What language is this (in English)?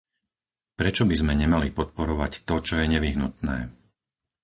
Slovak